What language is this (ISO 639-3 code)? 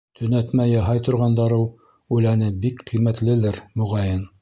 bak